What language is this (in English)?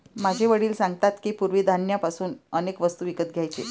Marathi